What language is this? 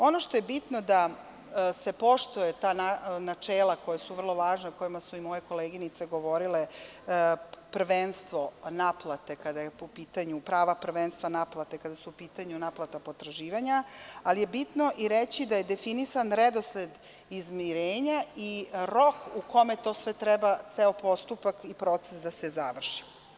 Serbian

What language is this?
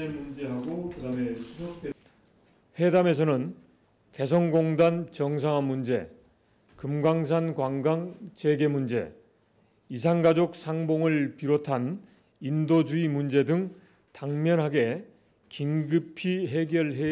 Korean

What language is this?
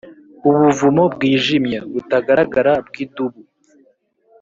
Kinyarwanda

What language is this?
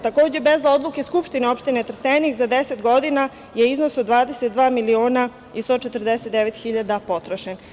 Serbian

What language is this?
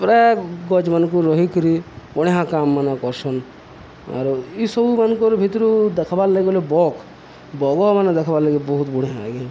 Odia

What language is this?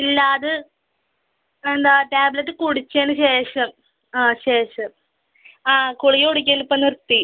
Malayalam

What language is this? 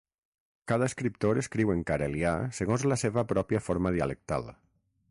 Catalan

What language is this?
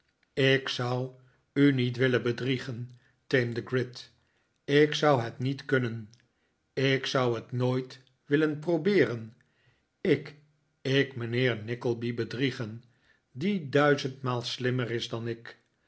Dutch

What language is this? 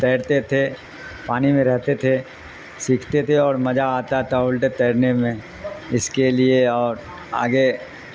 Urdu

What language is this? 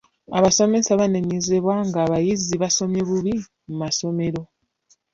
Ganda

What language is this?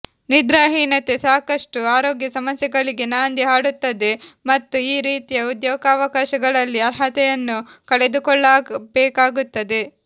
Kannada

